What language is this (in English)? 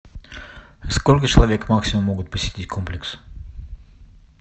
Russian